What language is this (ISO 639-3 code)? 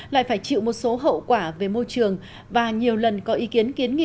vie